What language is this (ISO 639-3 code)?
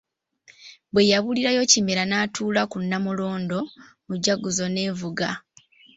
lug